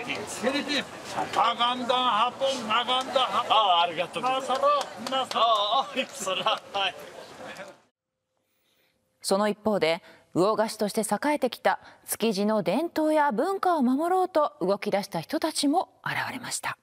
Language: Japanese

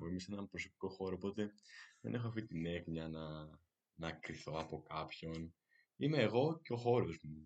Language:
Greek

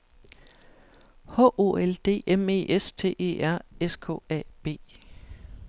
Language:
Danish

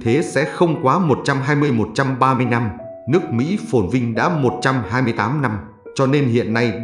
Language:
Vietnamese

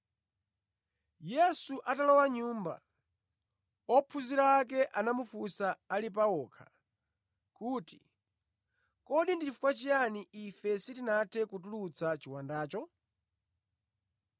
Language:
Nyanja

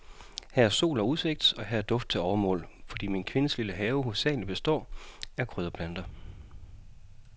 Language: Danish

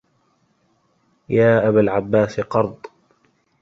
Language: Arabic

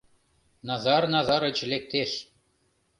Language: Mari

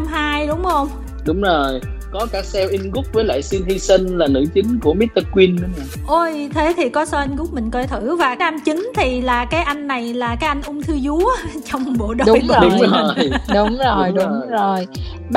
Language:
Vietnamese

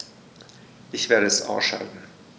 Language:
German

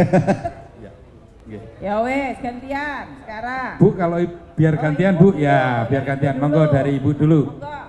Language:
Indonesian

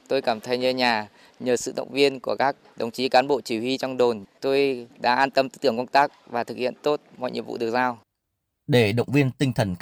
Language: Vietnamese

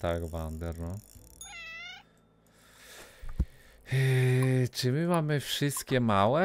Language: Polish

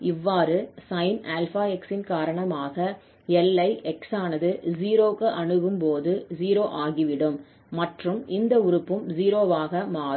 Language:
Tamil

